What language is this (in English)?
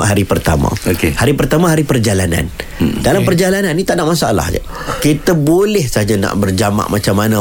Malay